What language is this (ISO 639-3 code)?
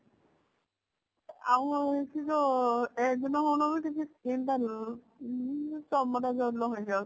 ori